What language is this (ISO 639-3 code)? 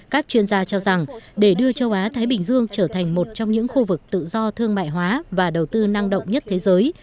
vie